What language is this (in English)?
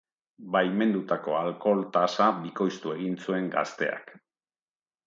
Basque